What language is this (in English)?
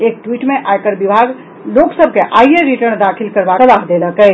Maithili